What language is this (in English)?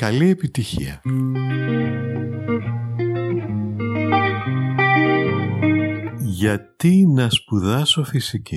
Greek